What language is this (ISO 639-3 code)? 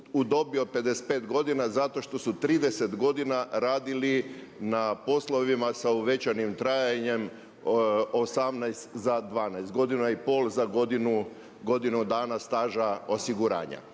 hrv